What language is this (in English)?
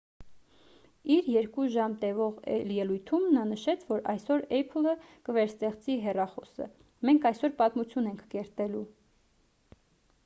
Armenian